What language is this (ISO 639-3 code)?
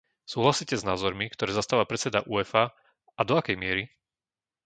slk